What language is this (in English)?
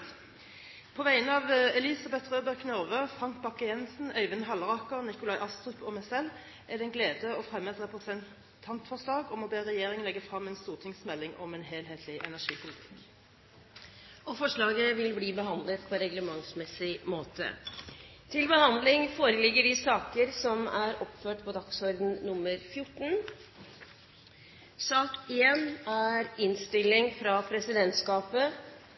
Norwegian